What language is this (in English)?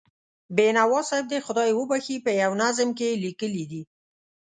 Pashto